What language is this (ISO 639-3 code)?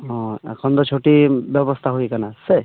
sat